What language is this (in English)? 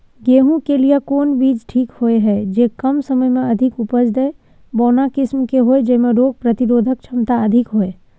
Maithili